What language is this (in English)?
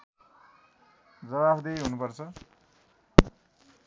Nepali